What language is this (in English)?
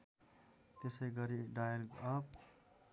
Nepali